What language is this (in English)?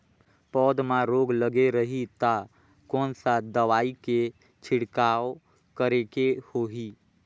Chhattisgarhi